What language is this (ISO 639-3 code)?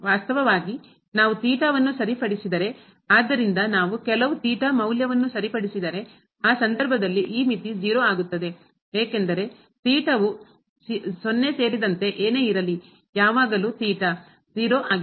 kan